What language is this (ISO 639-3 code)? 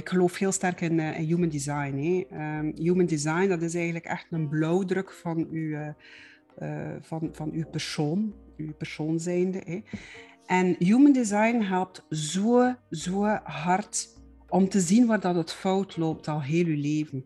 nld